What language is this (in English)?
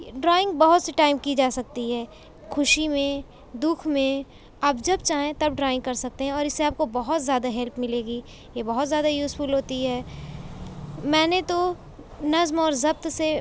Urdu